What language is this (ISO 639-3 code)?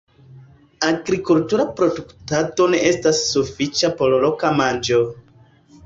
epo